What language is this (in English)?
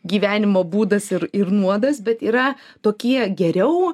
Lithuanian